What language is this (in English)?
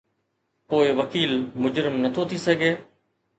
Sindhi